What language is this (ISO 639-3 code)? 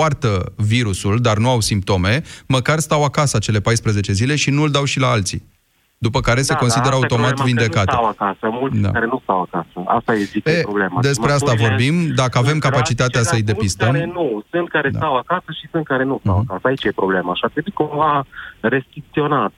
ron